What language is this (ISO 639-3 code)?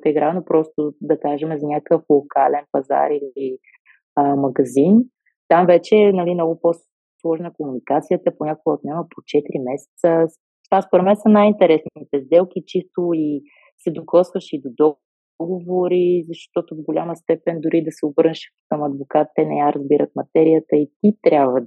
bul